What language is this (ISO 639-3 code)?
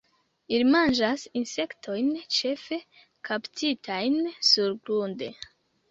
epo